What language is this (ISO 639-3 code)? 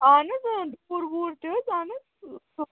kas